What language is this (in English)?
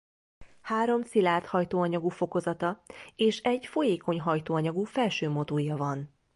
Hungarian